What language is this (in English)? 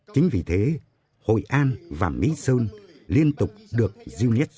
Vietnamese